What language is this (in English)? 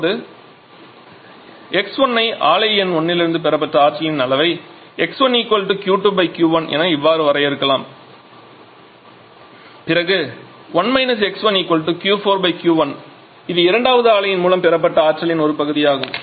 Tamil